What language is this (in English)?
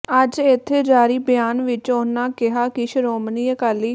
Punjabi